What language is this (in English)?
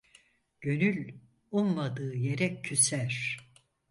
Turkish